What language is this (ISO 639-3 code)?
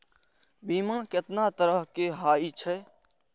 mai